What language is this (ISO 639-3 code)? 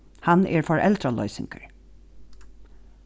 fao